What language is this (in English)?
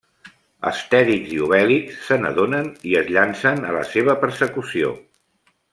Catalan